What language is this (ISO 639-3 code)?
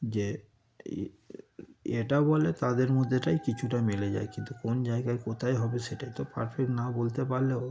ben